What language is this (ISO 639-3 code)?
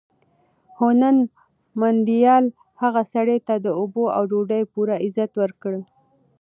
pus